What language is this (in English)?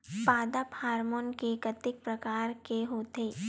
Chhattisgarhi